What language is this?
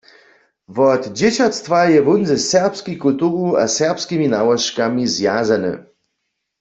Upper Sorbian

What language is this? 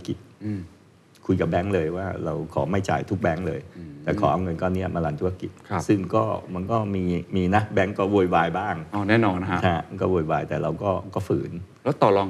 Thai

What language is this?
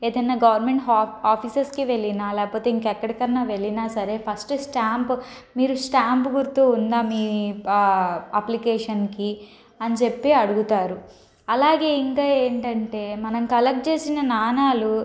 Telugu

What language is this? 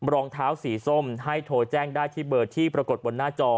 Thai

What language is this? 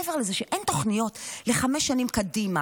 Hebrew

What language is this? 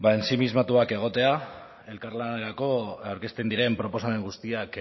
Basque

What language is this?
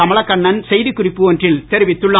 Tamil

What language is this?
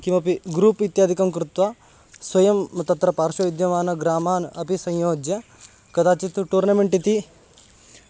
Sanskrit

